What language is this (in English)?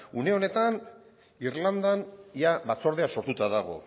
Basque